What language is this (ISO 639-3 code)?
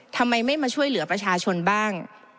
tha